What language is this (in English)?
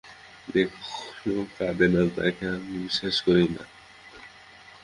Bangla